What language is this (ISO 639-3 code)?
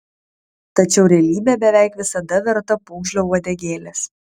lit